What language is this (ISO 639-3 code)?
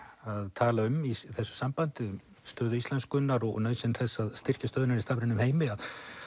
isl